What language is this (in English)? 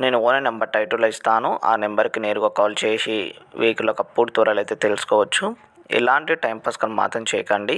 Telugu